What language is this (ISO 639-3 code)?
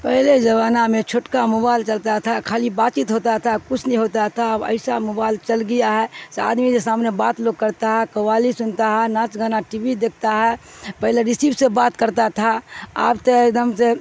urd